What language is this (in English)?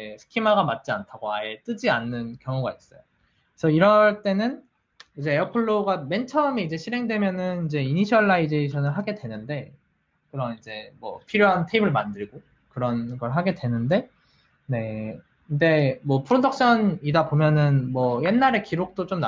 Korean